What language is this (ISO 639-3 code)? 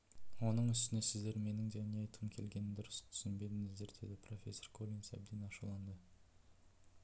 kaz